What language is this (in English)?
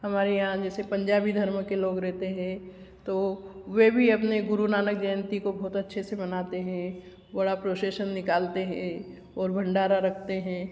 Hindi